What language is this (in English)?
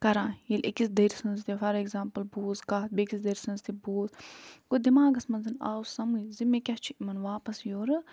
Kashmiri